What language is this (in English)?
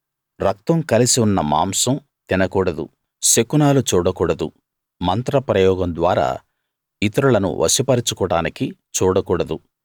Telugu